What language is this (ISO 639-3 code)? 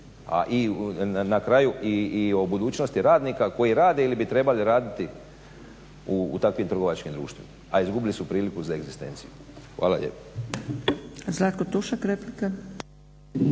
hrv